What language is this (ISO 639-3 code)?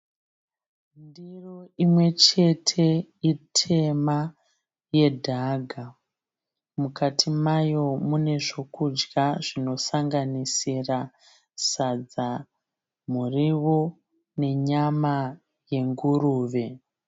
sna